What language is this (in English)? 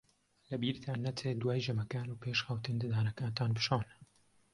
Central Kurdish